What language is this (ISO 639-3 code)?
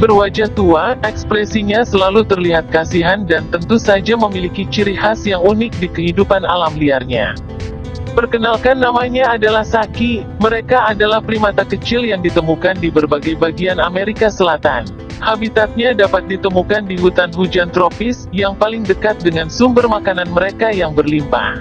ind